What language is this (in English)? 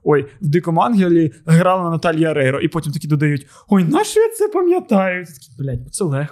Ukrainian